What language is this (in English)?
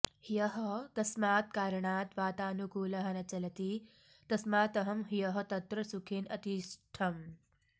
Sanskrit